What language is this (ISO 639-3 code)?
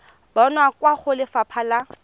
tsn